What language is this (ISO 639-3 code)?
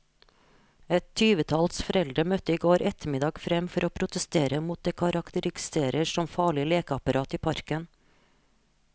nor